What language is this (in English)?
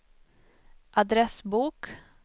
Swedish